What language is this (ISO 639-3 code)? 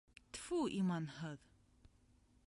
bak